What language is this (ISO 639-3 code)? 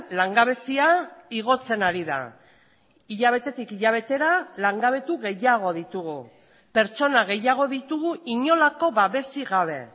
eus